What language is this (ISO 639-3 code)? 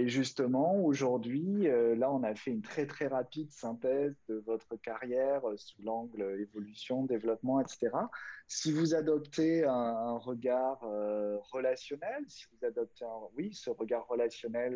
fra